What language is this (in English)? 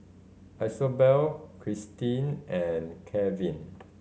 English